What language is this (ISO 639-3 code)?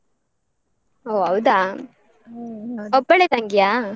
kan